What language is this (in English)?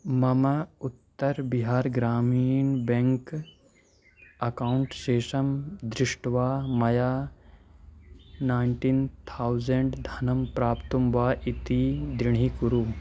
Sanskrit